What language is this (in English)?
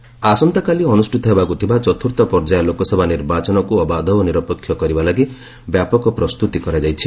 Odia